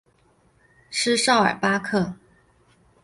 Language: Chinese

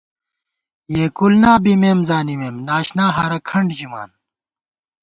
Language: Gawar-Bati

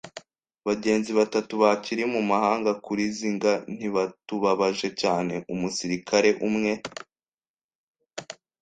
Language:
Kinyarwanda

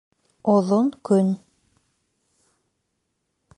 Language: Bashkir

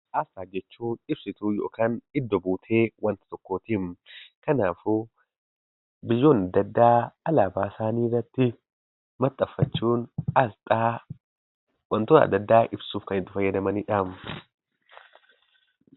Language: Oromo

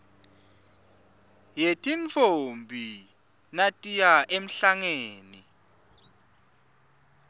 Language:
Swati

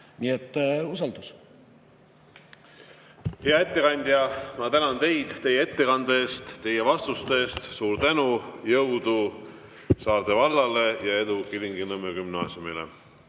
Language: Estonian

